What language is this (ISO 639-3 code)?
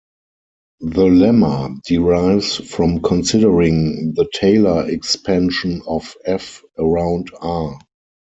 eng